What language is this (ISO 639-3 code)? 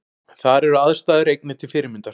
isl